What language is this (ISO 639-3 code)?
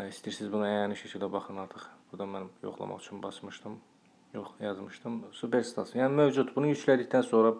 tur